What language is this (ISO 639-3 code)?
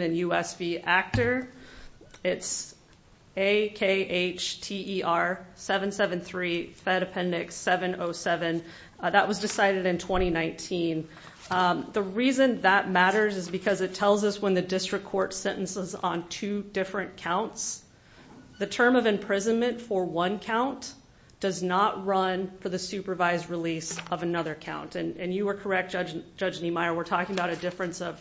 eng